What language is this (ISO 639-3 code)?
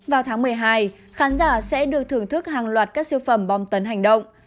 vie